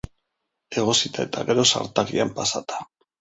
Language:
Basque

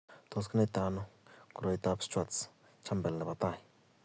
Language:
Kalenjin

